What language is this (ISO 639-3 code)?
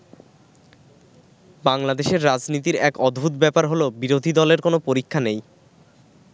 ben